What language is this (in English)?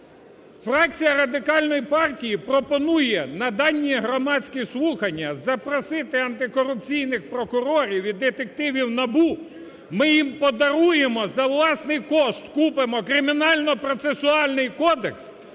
Ukrainian